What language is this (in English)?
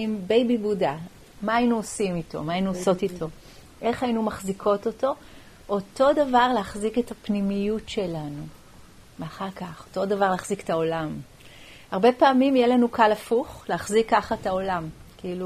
Hebrew